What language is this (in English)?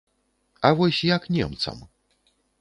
Belarusian